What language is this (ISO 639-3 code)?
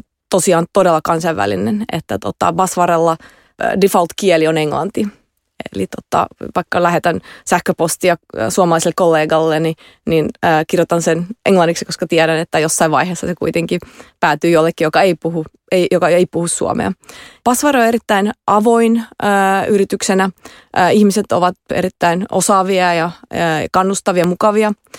fin